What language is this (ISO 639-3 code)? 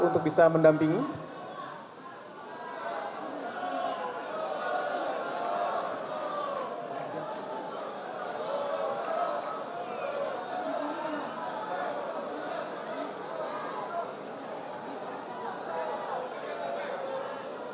ind